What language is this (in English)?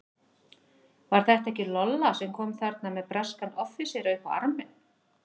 Icelandic